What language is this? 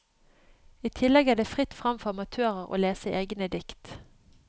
Norwegian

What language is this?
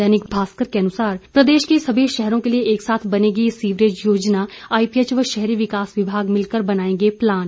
Hindi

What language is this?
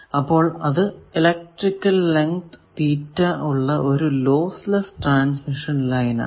Malayalam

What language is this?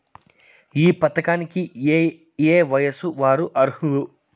Telugu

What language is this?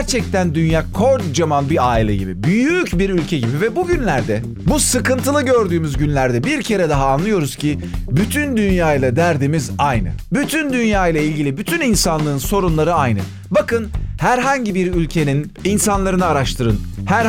Turkish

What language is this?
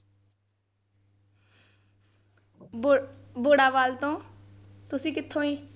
Punjabi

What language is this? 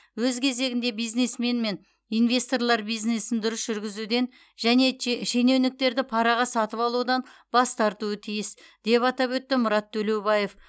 Kazakh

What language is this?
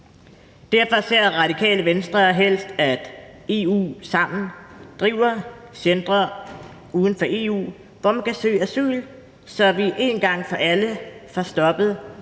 Danish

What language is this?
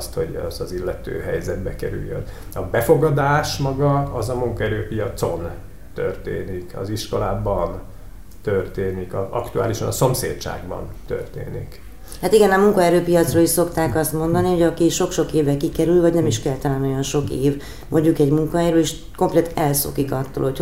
Hungarian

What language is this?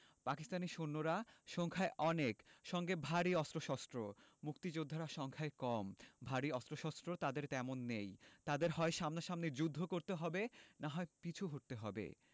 Bangla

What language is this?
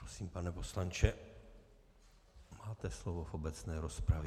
Czech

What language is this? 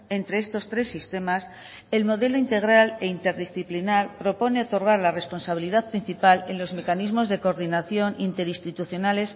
Spanish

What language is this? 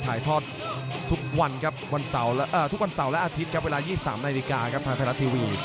Thai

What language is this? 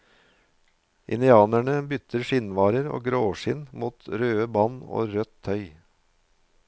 Norwegian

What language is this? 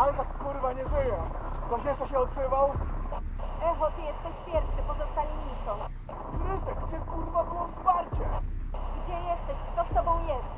Polish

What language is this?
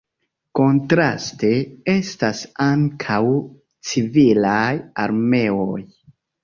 Esperanto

